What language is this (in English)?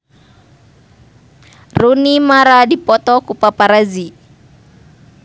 Sundanese